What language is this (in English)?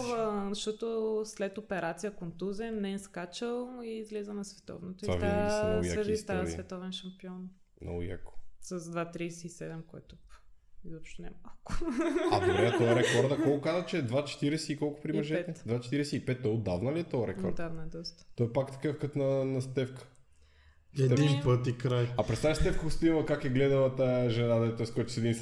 Bulgarian